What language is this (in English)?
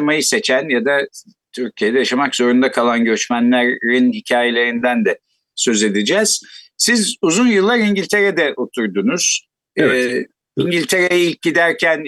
Turkish